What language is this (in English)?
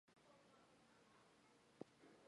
Chinese